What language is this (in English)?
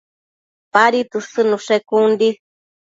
Matsés